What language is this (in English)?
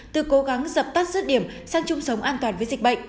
Vietnamese